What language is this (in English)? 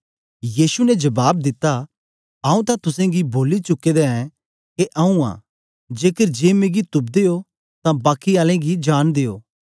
Dogri